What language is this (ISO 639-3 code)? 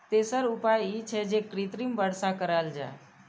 mai